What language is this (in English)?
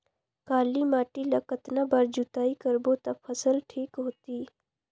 Chhattisgarhi